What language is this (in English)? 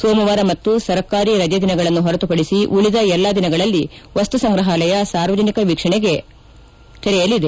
Kannada